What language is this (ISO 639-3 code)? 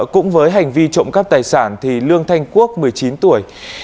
vie